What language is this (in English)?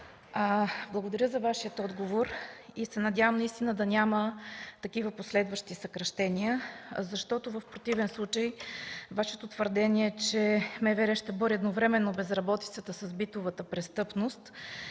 Bulgarian